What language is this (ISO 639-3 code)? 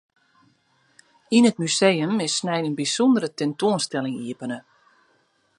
fry